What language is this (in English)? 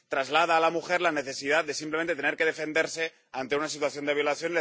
Spanish